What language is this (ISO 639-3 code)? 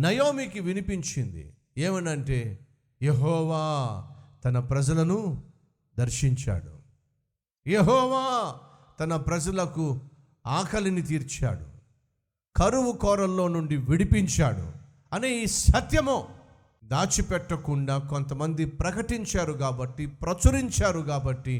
tel